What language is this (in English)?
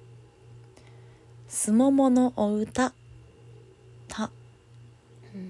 Japanese